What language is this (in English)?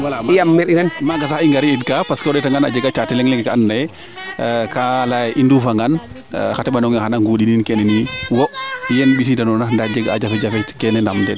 Serer